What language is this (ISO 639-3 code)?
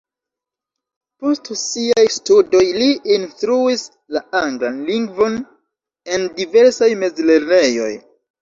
epo